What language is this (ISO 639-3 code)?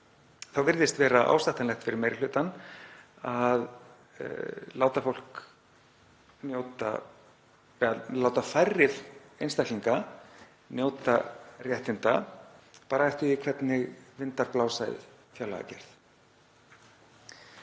isl